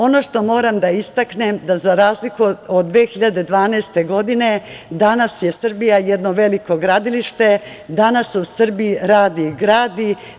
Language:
Serbian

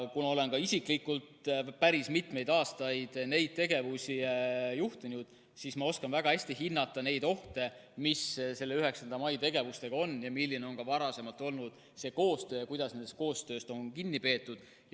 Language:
Estonian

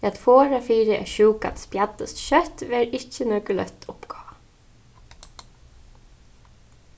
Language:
Faroese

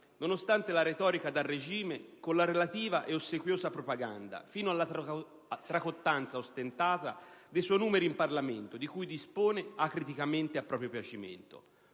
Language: Italian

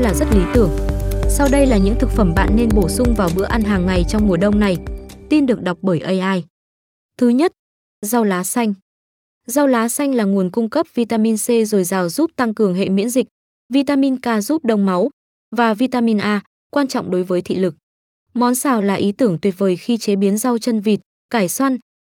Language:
Vietnamese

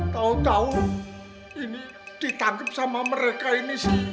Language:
Indonesian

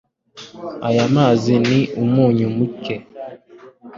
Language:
Kinyarwanda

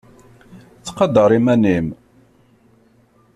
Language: Kabyle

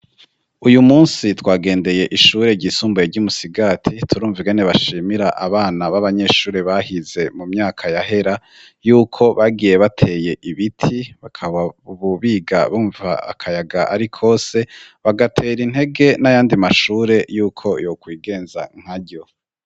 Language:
Rundi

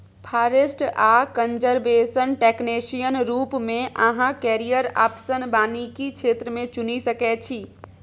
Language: Maithili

